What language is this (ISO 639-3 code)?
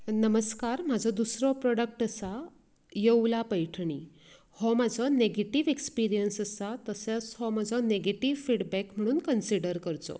kok